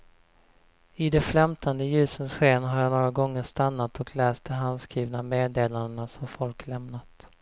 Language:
Swedish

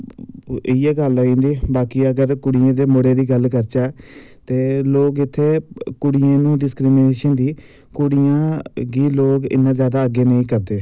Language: Dogri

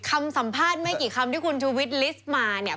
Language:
Thai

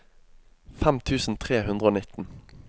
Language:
Norwegian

